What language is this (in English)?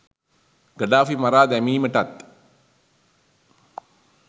Sinhala